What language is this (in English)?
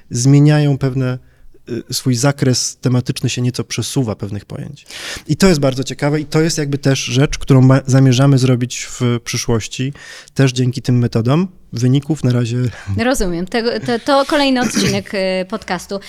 Polish